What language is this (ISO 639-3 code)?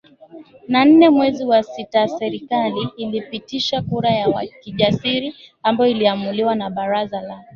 swa